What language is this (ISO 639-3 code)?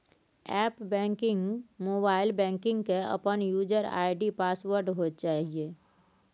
mai